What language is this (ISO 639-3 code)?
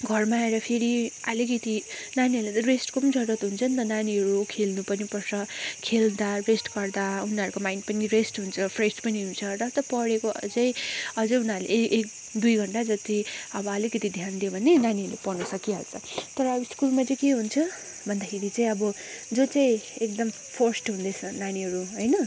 nep